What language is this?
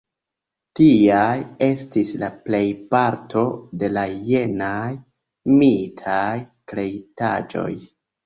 Esperanto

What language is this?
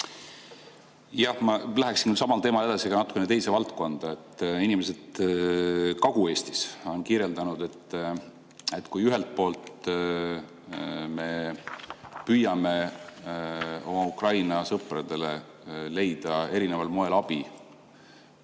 Estonian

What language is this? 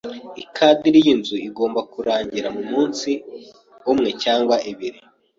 Kinyarwanda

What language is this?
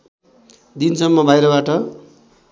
Nepali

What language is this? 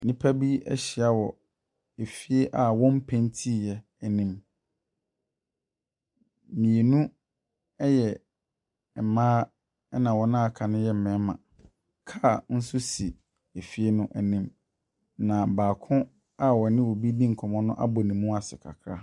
Akan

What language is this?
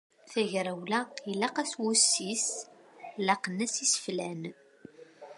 Kabyle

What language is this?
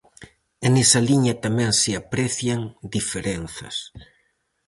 Galician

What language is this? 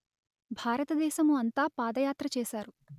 Telugu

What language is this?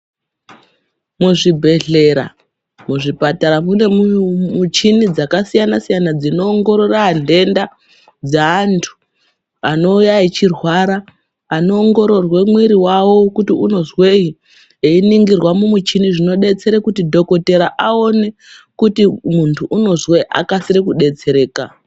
Ndau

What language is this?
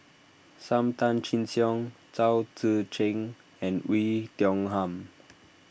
English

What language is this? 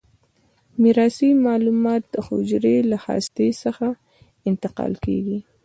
Pashto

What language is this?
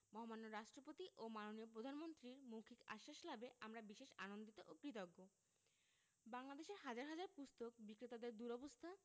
Bangla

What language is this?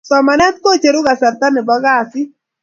Kalenjin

